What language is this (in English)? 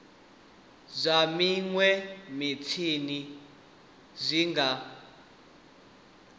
Venda